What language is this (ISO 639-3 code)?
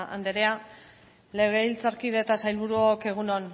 eus